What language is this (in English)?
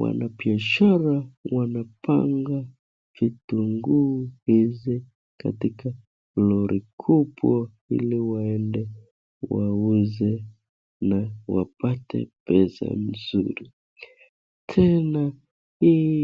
Swahili